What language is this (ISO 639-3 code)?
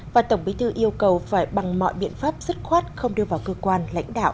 vie